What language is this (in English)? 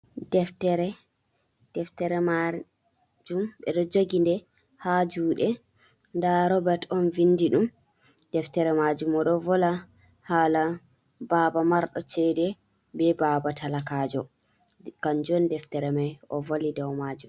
Fula